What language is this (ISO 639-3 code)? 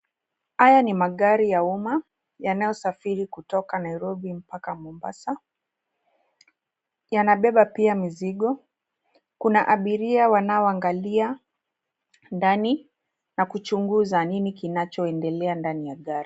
swa